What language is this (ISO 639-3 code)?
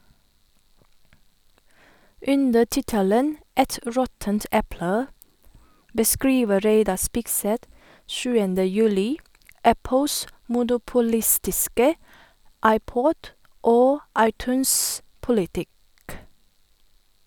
nor